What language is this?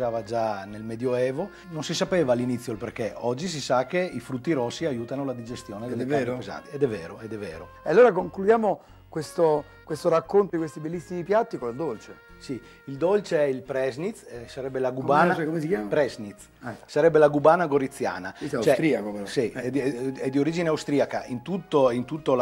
Italian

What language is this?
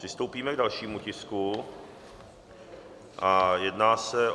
Czech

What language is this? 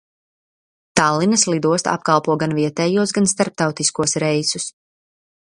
Latvian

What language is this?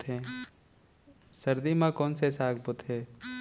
Chhattisgarhi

